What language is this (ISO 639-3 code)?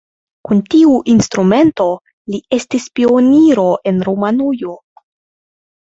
epo